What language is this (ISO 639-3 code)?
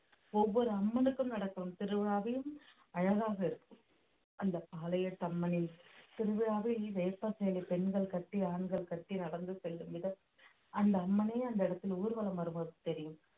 tam